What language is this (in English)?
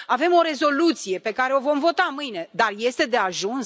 Romanian